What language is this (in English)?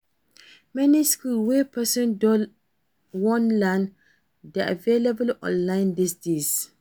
Nigerian Pidgin